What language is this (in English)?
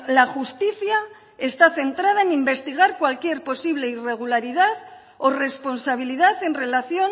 Spanish